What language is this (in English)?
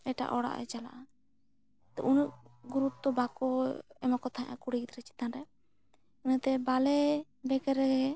Santali